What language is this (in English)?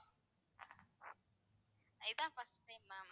Tamil